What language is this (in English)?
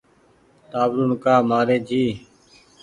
Goaria